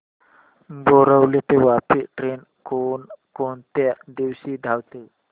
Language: Marathi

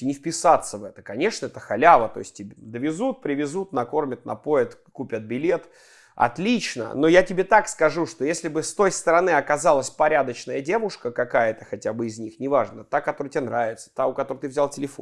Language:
Russian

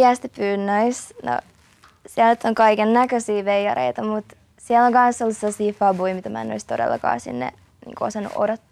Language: Finnish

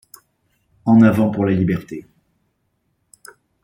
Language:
French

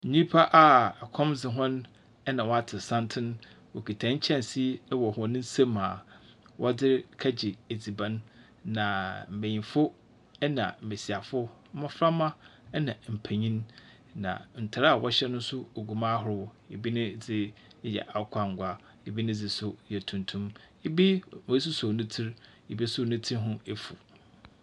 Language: Akan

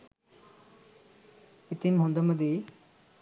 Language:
Sinhala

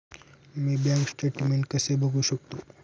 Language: Marathi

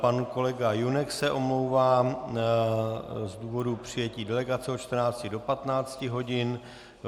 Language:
Czech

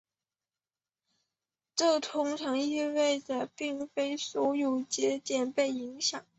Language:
Chinese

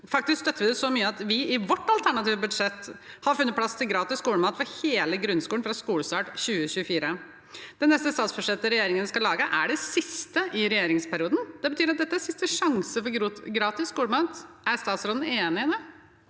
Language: Norwegian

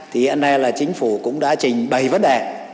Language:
Vietnamese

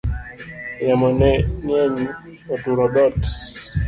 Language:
Luo (Kenya and Tanzania)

